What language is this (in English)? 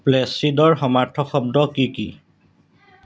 Assamese